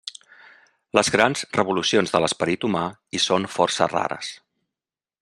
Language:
Catalan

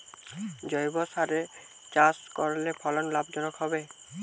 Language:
Bangla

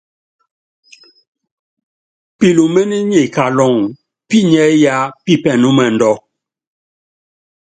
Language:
Yangben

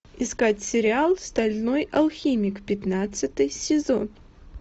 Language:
Russian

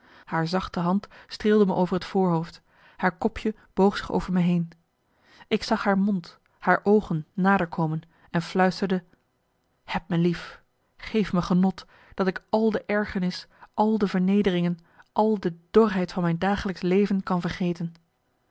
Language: Dutch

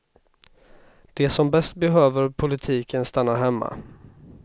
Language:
Swedish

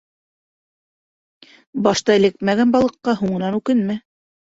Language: Bashkir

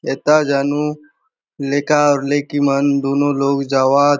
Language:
Halbi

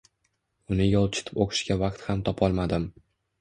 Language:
Uzbek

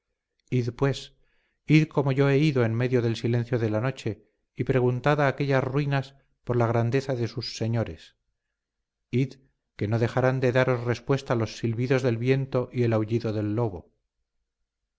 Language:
Spanish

